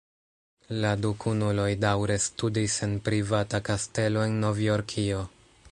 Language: Esperanto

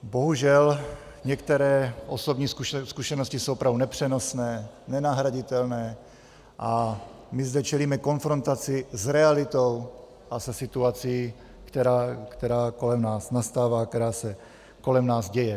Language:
Czech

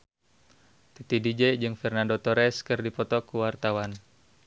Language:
Sundanese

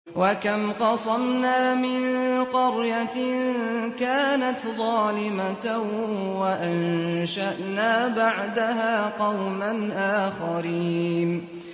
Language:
Arabic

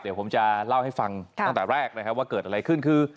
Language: Thai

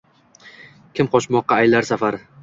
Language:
Uzbek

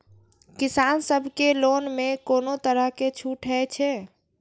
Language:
Maithili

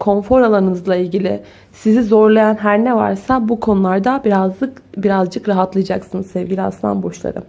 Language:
Turkish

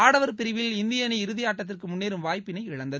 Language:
Tamil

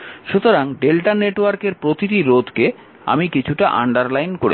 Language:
Bangla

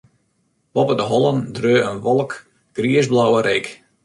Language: Western Frisian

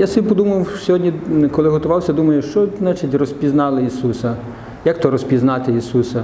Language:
Ukrainian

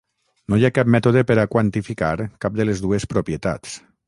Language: Catalan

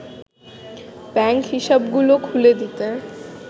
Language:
Bangla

